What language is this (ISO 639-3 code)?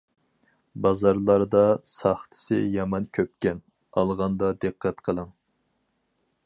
uig